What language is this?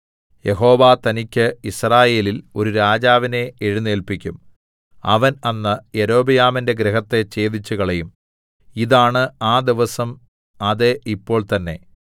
Malayalam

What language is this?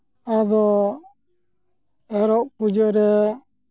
Santali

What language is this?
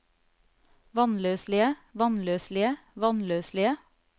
Norwegian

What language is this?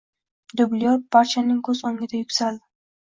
Uzbek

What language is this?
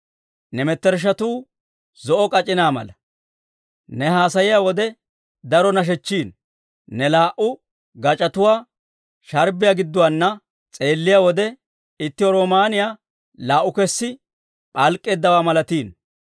Dawro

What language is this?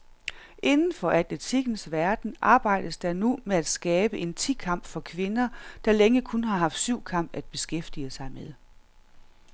Danish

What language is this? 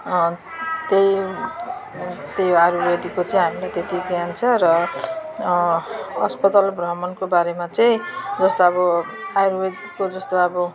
Nepali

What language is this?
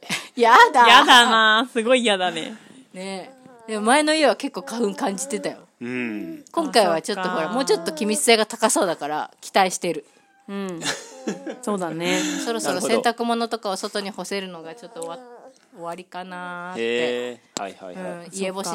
Japanese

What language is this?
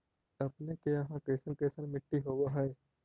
Magahi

